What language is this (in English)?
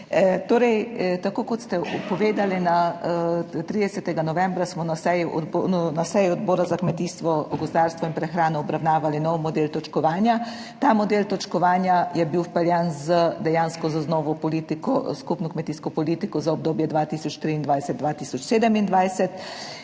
Slovenian